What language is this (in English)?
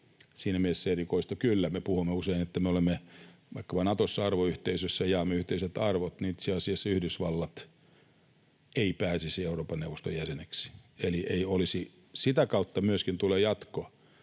Finnish